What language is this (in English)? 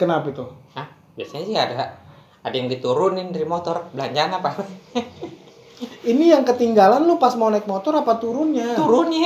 Indonesian